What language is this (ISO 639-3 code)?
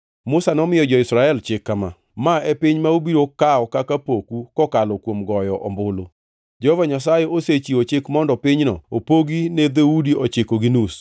luo